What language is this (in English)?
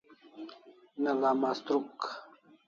Kalasha